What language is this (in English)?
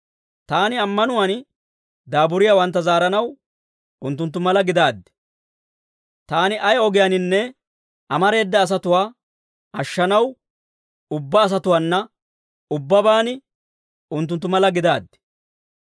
Dawro